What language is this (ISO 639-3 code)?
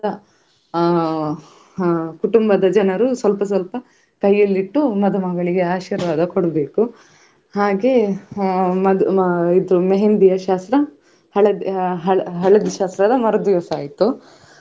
kan